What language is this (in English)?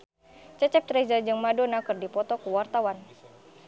Sundanese